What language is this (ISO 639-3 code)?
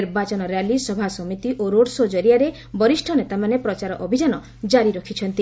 ori